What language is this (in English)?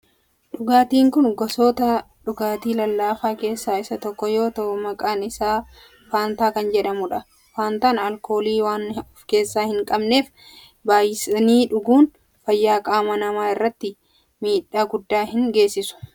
Oromo